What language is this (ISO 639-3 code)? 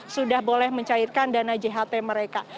ind